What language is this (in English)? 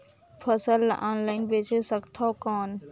Chhattisgarhi